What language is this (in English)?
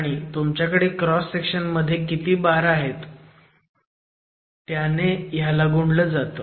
Marathi